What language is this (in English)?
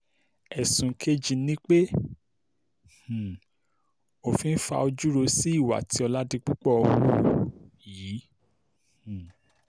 Yoruba